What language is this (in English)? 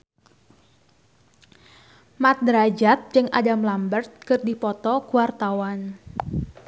Sundanese